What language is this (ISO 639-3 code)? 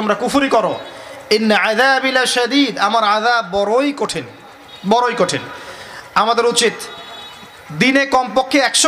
ben